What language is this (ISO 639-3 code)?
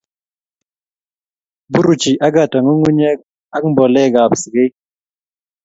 kln